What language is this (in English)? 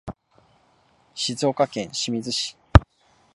Japanese